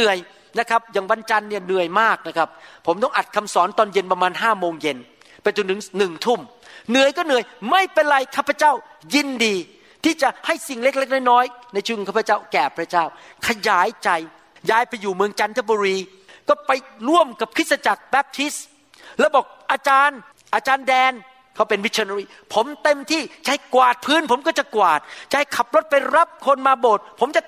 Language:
Thai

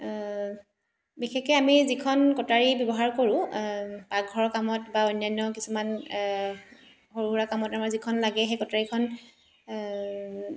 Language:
Assamese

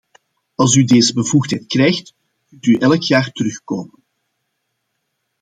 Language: Dutch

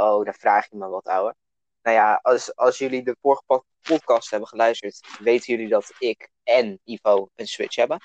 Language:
Dutch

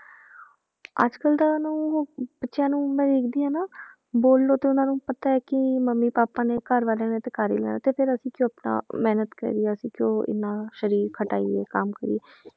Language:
Punjabi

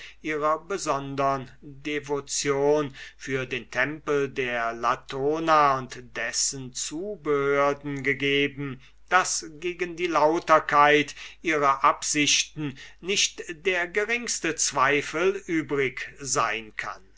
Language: German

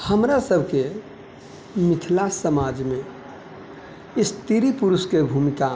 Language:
Maithili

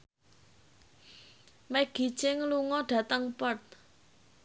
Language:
Javanese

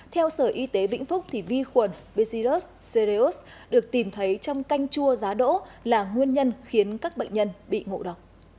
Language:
Vietnamese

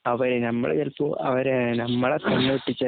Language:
Malayalam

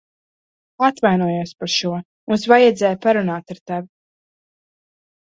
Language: Latvian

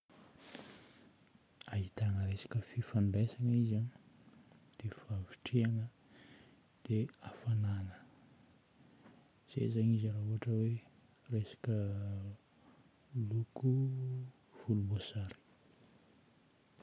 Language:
Northern Betsimisaraka Malagasy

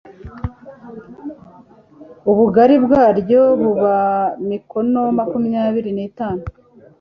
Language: Kinyarwanda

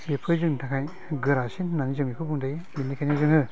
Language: Bodo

